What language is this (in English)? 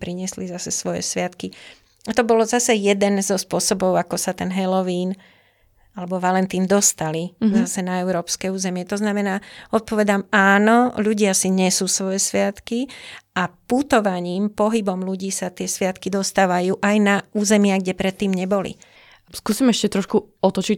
Slovak